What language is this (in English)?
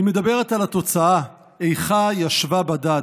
Hebrew